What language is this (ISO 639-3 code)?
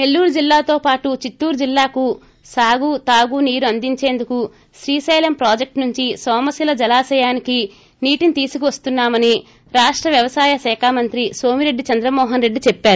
tel